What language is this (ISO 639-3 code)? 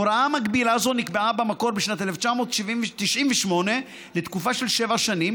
heb